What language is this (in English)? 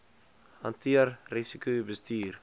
Afrikaans